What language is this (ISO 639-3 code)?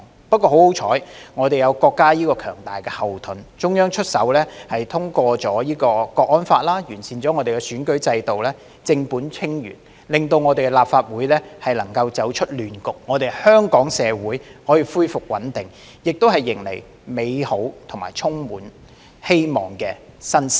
yue